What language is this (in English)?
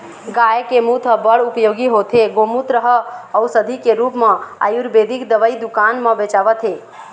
Chhattisgarhi